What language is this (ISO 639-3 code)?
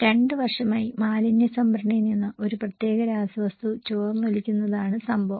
mal